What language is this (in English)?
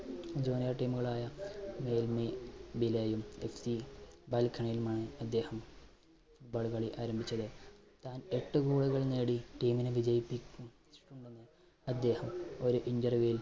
Malayalam